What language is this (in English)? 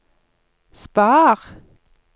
Norwegian